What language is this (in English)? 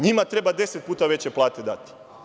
Serbian